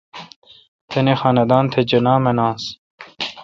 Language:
Kalkoti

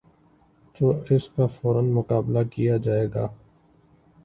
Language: Urdu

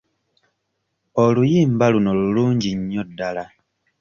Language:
Ganda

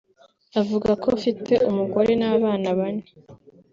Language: Kinyarwanda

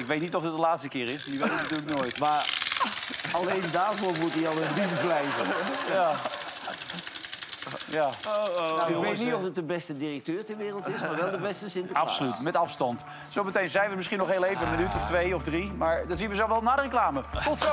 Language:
Dutch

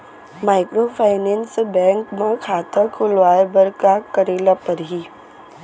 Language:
Chhattisgarhi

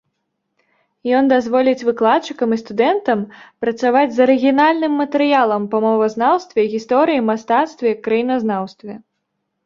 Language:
Belarusian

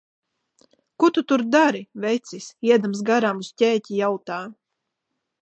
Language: Latvian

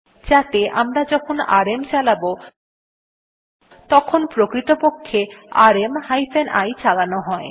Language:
Bangla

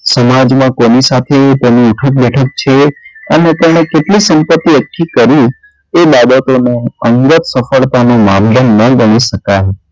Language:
Gujarati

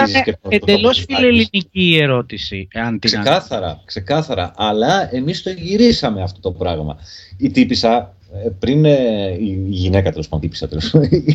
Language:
Greek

